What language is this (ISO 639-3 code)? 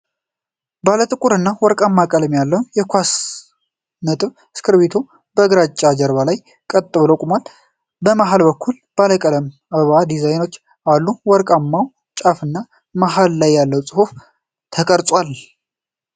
amh